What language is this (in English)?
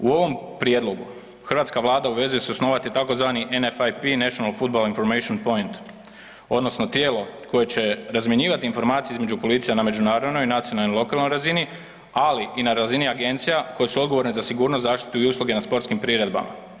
Croatian